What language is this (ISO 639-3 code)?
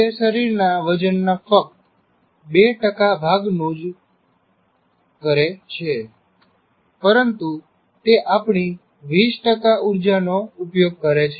guj